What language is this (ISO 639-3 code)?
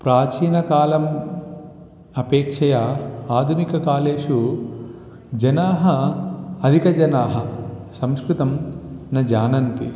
san